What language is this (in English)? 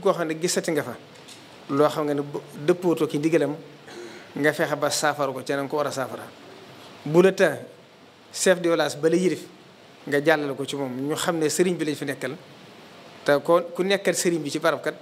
Arabic